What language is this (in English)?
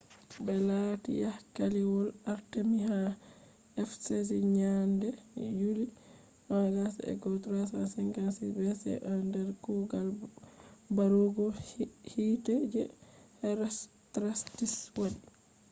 Fula